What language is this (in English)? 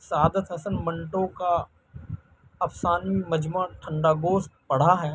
Urdu